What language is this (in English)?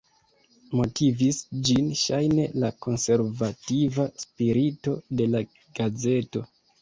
Esperanto